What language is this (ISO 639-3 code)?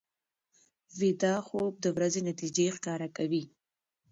pus